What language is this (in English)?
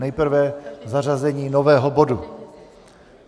Czech